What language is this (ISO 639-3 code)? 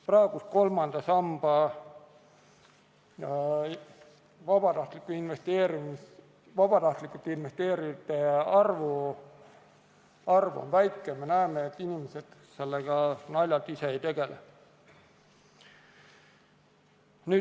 est